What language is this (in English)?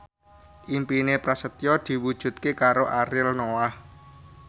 Javanese